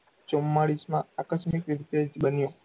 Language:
Gujarati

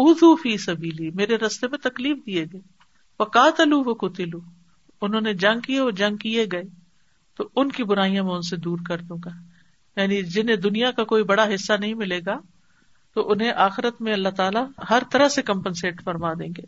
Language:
Urdu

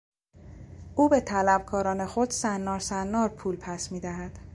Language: Persian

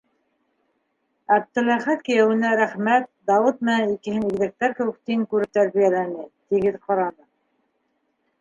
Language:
Bashkir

